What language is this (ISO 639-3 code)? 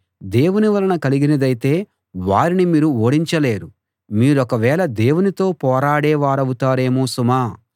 tel